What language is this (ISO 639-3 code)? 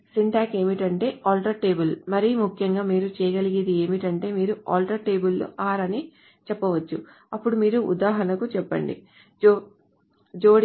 tel